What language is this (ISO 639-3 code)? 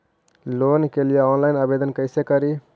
mag